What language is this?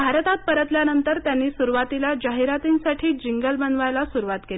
Marathi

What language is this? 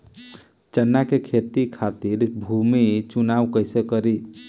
Bhojpuri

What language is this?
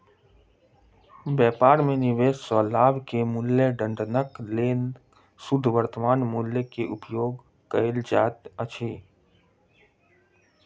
Maithili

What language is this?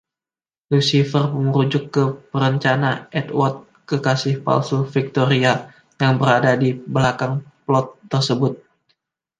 Indonesian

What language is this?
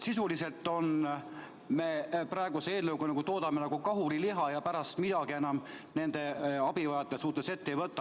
Estonian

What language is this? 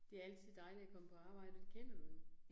Danish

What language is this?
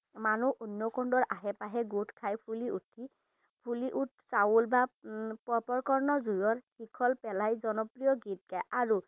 Assamese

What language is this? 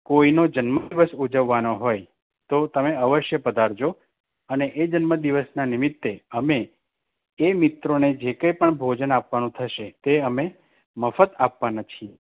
Gujarati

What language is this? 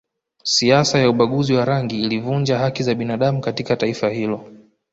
Swahili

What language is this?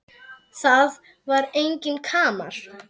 Icelandic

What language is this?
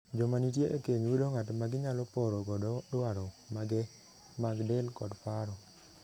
Luo (Kenya and Tanzania)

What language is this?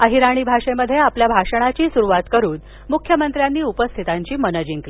Marathi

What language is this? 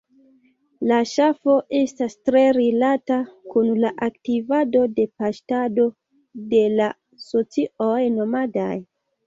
Esperanto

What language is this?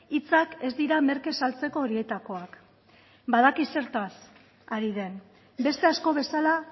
Basque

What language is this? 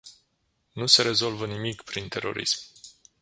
Romanian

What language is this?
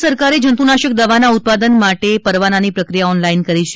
Gujarati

